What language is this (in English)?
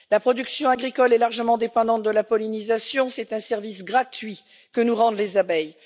French